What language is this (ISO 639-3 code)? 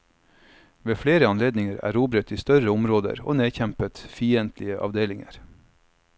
nor